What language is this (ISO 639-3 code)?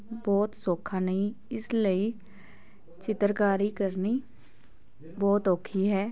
pan